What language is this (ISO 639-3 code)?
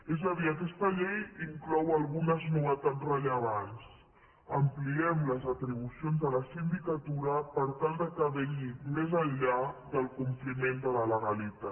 cat